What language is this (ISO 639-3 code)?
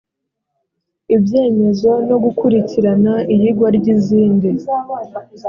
kin